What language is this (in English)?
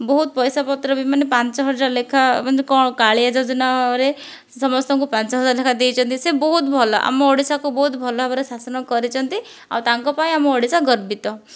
Odia